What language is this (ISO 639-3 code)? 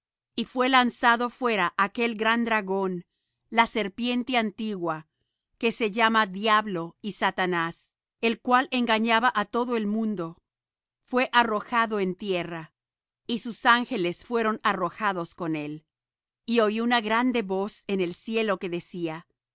spa